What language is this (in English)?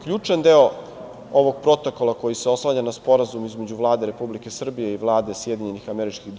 Serbian